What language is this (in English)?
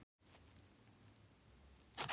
Icelandic